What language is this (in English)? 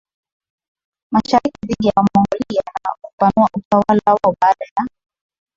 Swahili